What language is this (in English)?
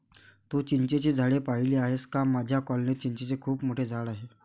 Marathi